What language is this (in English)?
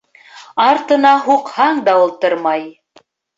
Bashkir